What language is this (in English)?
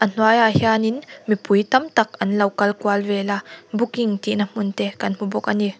Mizo